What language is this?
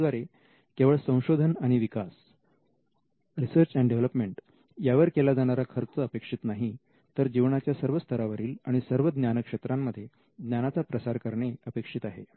Marathi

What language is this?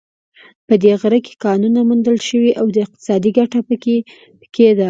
Pashto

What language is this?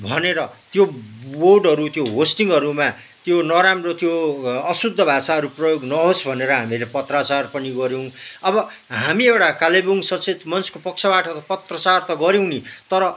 Nepali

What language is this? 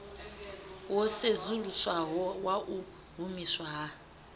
Venda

